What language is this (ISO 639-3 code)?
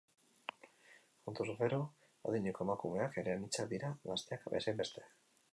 eus